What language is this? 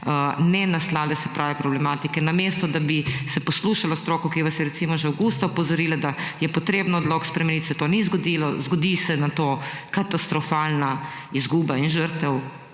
Slovenian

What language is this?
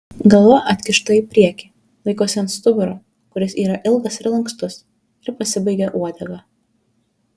Lithuanian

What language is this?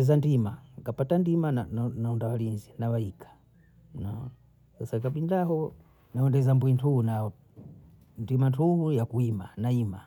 Bondei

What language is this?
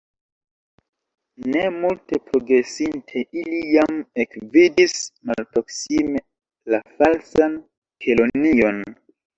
Esperanto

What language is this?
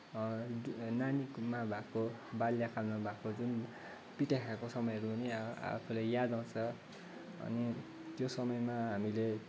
Nepali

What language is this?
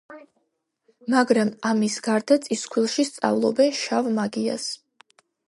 Georgian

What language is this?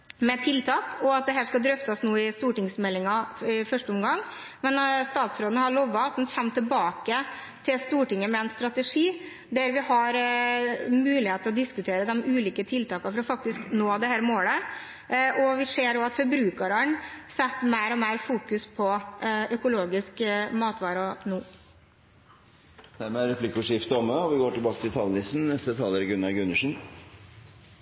Norwegian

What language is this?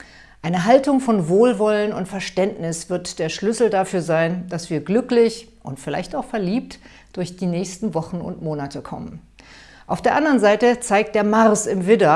German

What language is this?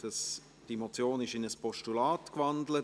Swiss German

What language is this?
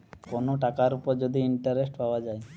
Bangla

